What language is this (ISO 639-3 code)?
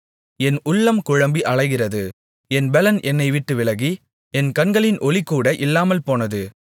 tam